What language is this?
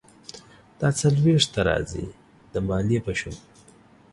Pashto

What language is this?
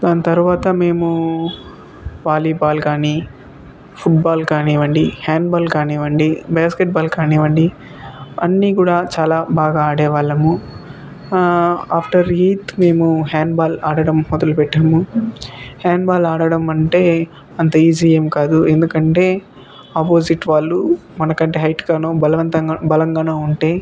Telugu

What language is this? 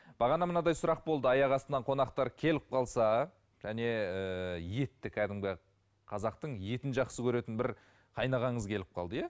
Kazakh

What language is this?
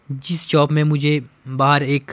Hindi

